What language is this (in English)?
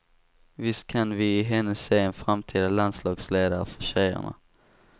Swedish